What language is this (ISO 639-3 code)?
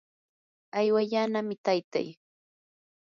qur